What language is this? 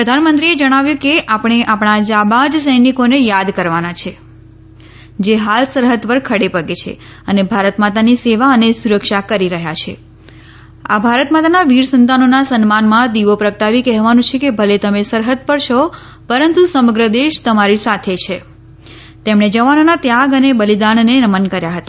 Gujarati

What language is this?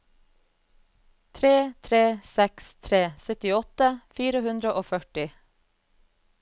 Norwegian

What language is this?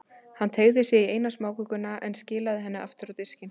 Icelandic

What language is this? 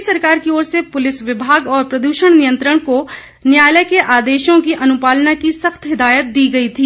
Hindi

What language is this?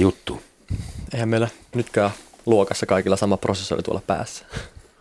Finnish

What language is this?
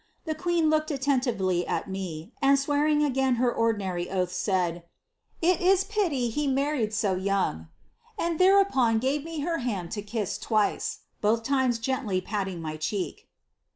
English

